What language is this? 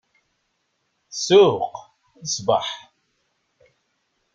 Kabyle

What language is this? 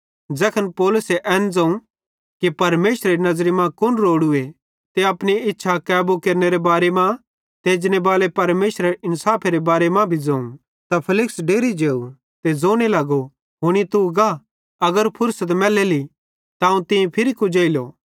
Bhadrawahi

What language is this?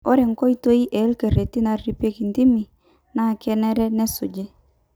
Masai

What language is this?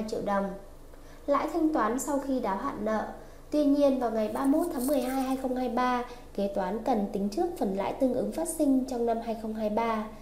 Vietnamese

